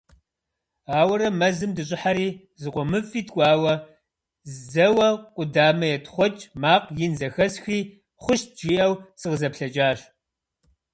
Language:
Kabardian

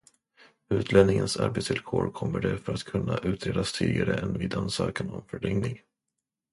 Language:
Swedish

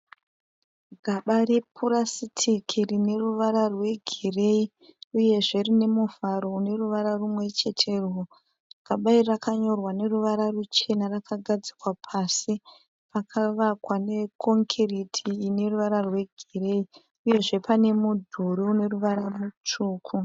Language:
Shona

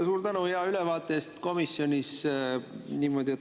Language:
Estonian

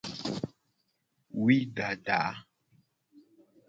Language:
Gen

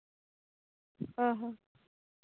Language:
Santali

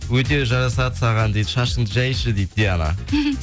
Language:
Kazakh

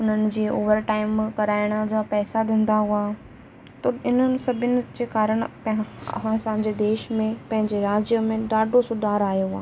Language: Sindhi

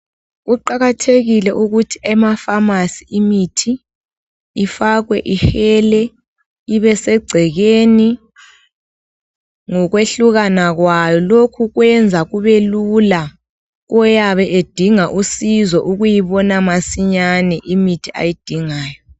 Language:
North Ndebele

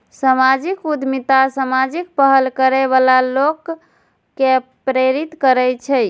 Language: Maithili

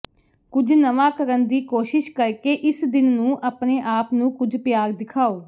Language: Punjabi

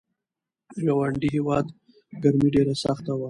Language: Pashto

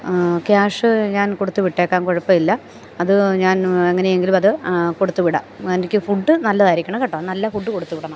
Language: Malayalam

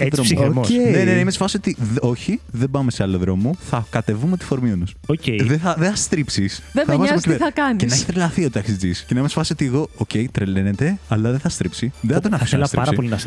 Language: Greek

